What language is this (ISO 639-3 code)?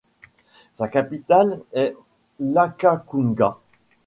fra